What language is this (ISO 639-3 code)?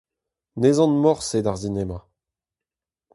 bre